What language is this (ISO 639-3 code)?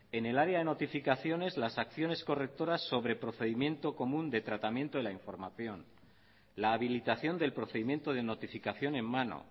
spa